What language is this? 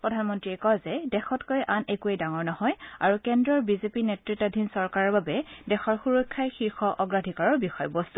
Assamese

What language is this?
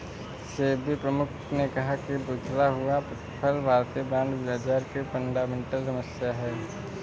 Hindi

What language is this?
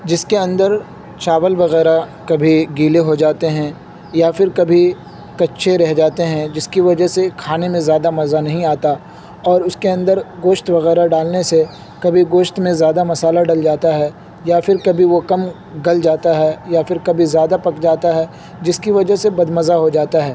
Urdu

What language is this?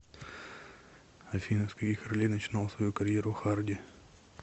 Russian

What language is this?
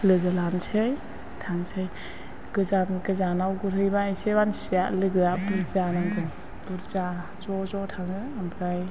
Bodo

